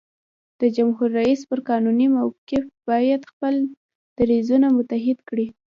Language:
Pashto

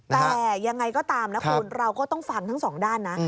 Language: Thai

